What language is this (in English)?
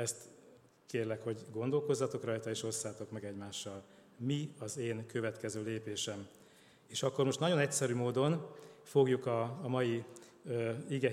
Hungarian